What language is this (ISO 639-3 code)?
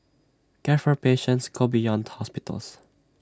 eng